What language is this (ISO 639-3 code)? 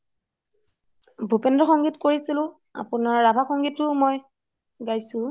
asm